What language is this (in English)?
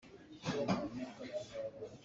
Hakha Chin